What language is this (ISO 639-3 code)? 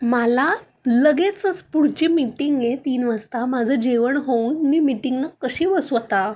mar